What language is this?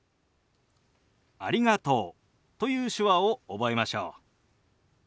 Japanese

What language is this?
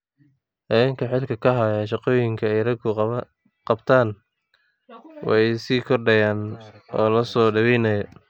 Somali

